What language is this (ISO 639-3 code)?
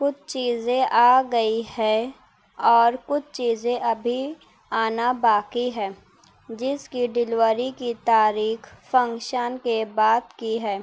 urd